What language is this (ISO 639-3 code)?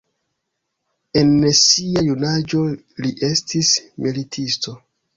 epo